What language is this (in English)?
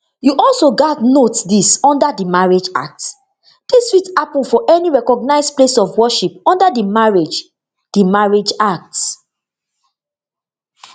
Nigerian Pidgin